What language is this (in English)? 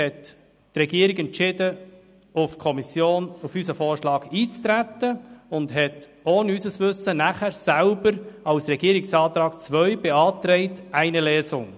Swiss German